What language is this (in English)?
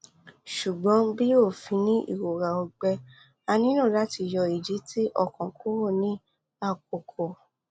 Yoruba